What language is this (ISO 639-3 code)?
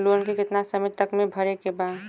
bho